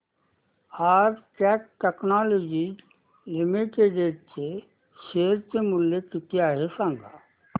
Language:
Marathi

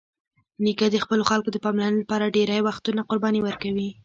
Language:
Pashto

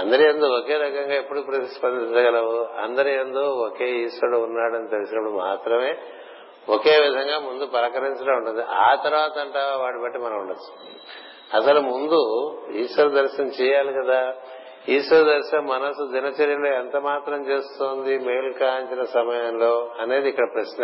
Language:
Telugu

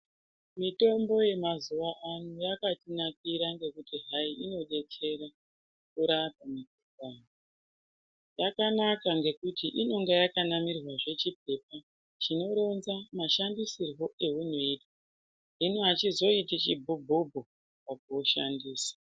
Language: Ndau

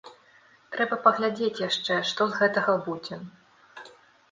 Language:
Belarusian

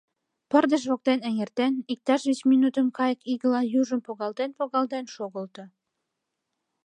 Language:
Mari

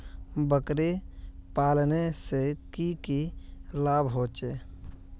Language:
Magahi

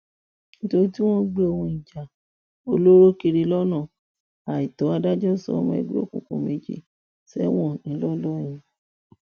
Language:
Yoruba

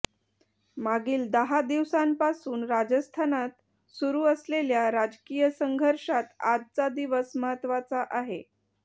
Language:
Marathi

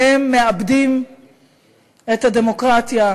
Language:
Hebrew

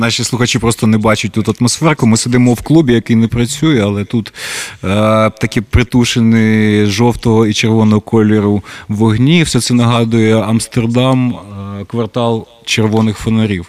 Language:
Ukrainian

